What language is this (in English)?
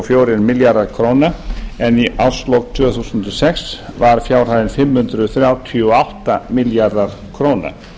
Icelandic